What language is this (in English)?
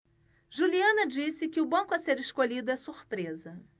Portuguese